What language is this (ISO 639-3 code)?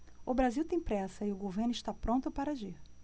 por